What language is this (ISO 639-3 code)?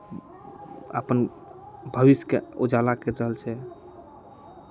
mai